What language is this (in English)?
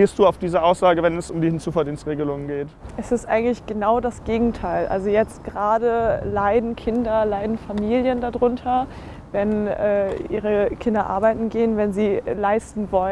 German